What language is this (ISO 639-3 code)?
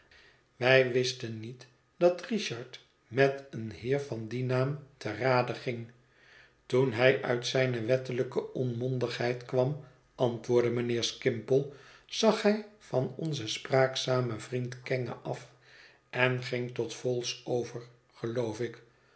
nld